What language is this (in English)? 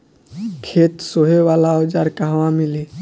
Bhojpuri